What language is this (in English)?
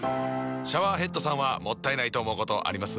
Japanese